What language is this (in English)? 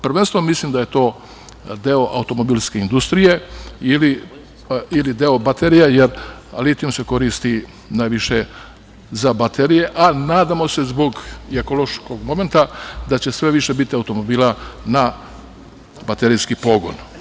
Serbian